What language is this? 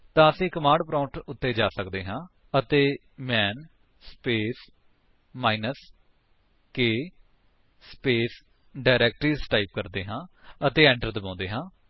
Punjabi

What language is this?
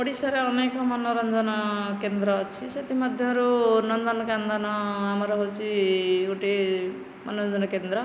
Odia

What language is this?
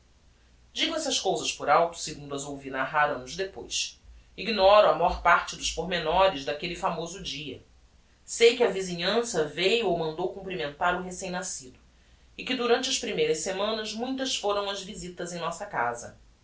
Portuguese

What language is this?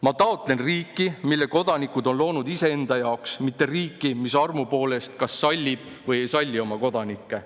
Estonian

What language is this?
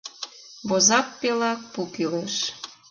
Mari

